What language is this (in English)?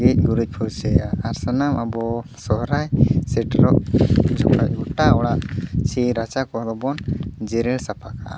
Santali